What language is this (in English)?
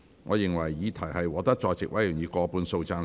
Cantonese